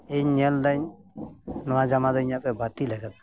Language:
Santali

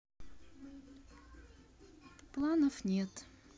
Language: Russian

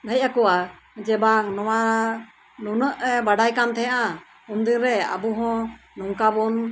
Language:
Santali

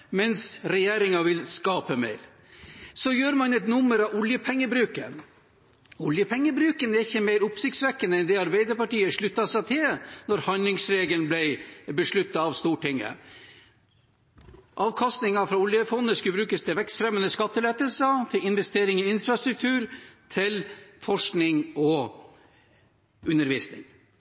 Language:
Norwegian Bokmål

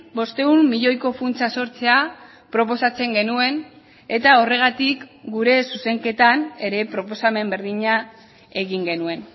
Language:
Basque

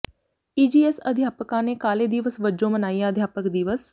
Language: Punjabi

